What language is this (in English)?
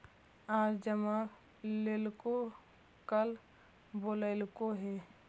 Magahi